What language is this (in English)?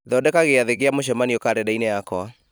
Kikuyu